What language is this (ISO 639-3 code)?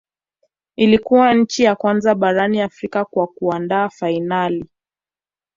swa